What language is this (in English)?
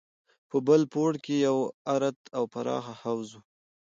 Pashto